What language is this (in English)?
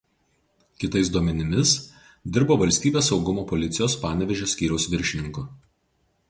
Lithuanian